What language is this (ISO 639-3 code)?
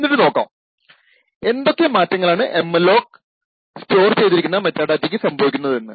mal